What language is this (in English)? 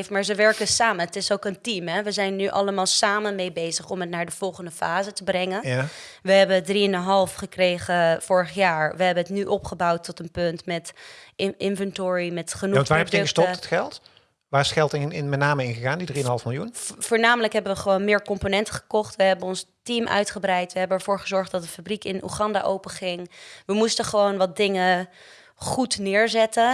Dutch